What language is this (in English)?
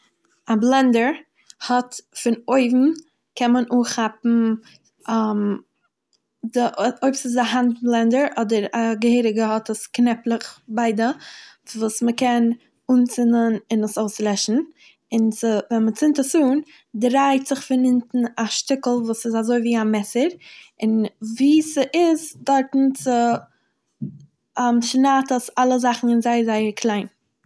Yiddish